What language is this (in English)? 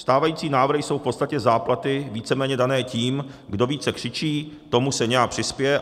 Czech